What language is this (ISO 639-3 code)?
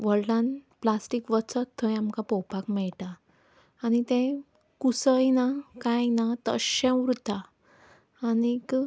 kok